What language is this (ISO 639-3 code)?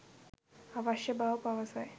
sin